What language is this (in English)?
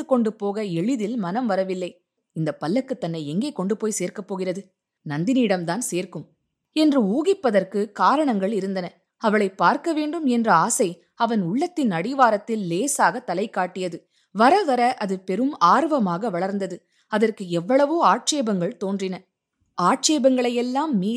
Tamil